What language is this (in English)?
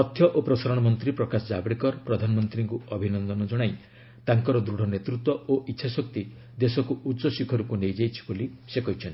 Odia